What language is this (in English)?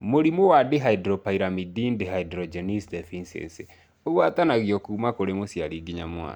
Kikuyu